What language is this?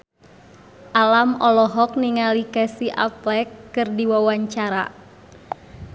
Sundanese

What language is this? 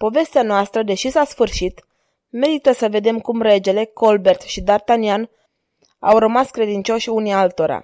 Romanian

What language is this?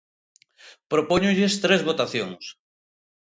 Galician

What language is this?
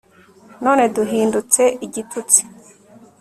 Kinyarwanda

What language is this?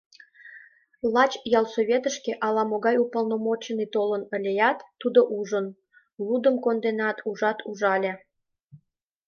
Mari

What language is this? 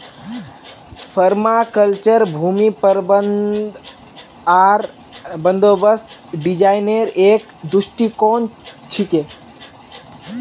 Magahi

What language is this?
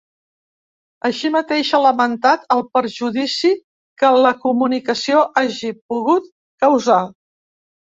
Catalan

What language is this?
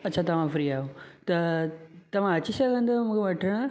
Sindhi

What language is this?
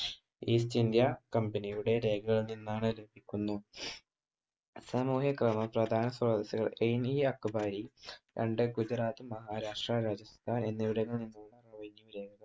Malayalam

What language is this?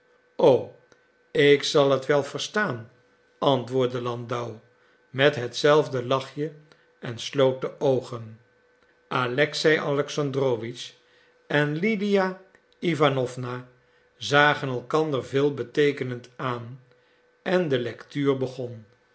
Dutch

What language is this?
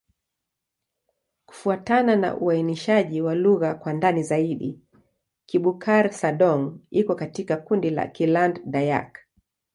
Swahili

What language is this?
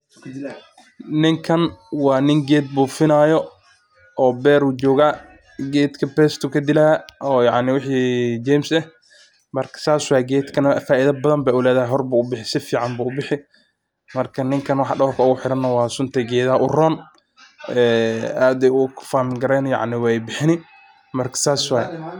Somali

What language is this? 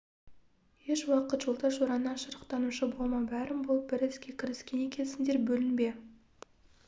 Kazakh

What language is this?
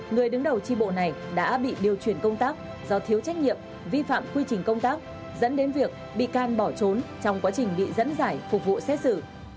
Vietnamese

